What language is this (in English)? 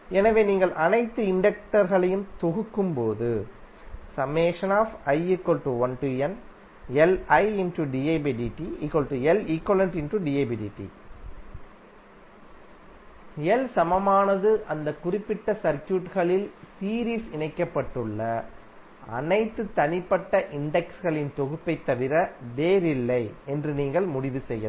Tamil